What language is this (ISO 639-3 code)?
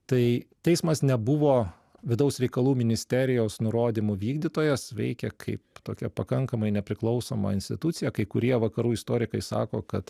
lit